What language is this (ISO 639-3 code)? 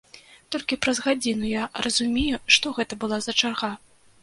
bel